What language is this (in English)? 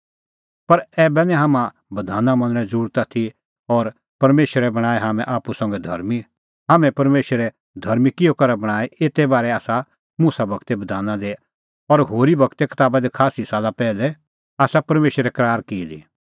Kullu Pahari